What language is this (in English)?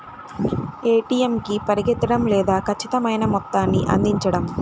Telugu